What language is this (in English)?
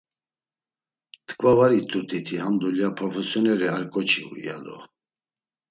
Laz